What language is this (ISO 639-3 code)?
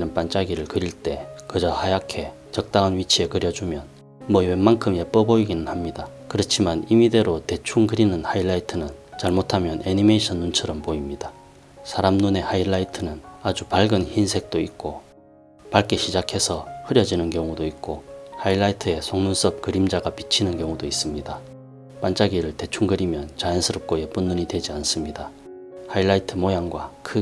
kor